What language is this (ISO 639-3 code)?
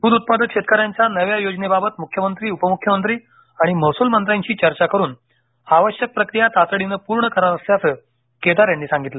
mar